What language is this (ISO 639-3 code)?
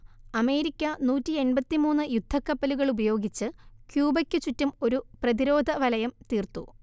mal